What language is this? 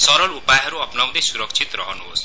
Nepali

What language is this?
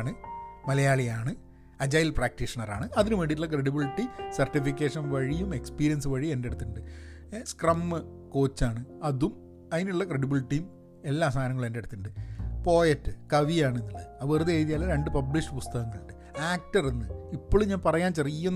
Malayalam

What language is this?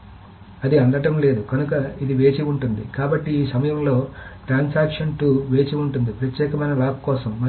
Telugu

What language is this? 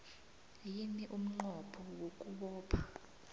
South Ndebele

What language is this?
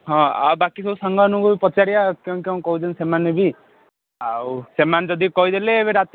Odia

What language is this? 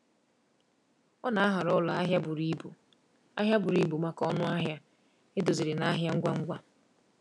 Igbo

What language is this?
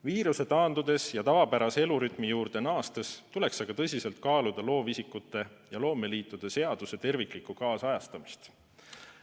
Estonian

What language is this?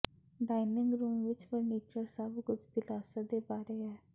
Punjabi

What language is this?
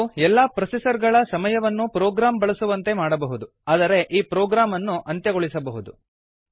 Kannada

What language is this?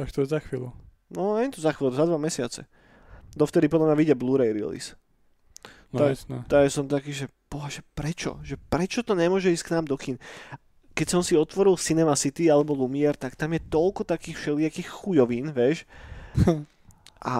Slovak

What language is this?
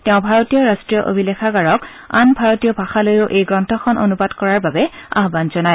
Assamese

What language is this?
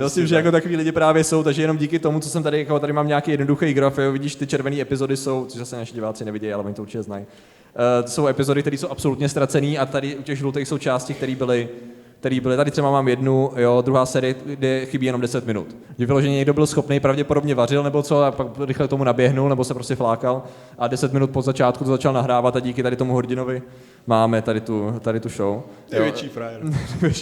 Czech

